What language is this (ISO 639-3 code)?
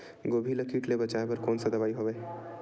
hne